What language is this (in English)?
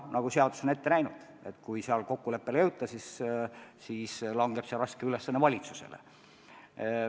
Estonian